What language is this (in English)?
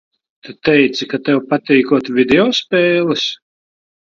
Latvian